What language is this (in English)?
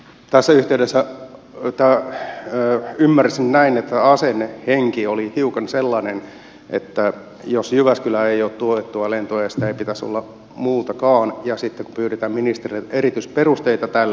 Finnish